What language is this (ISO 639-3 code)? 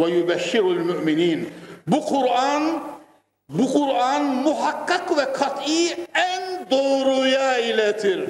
tur